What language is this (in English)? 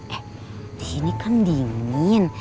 Indonesian